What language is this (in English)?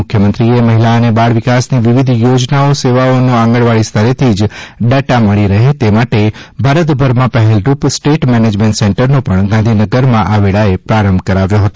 Gujarati